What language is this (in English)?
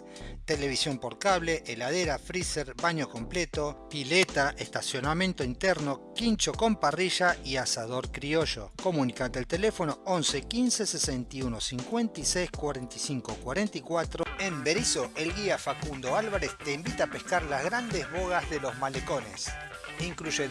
Spanish